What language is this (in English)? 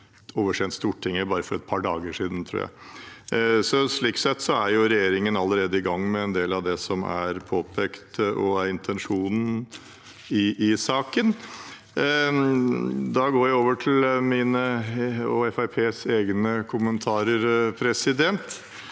Norwegian